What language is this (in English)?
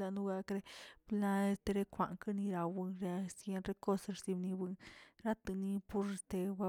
Tilquiapan Zapotec